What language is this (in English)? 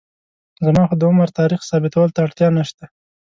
Pashto